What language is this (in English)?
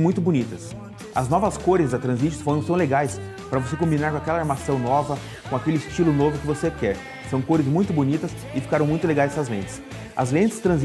Portuguese